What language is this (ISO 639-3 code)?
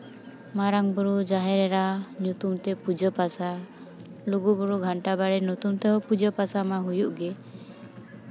sat